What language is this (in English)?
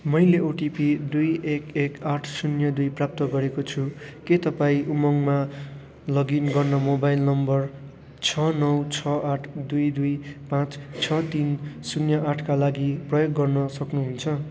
Nepali